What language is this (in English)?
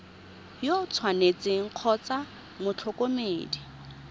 Tswana